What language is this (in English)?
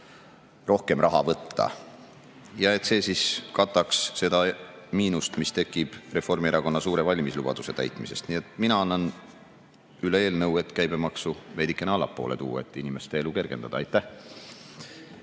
Estonian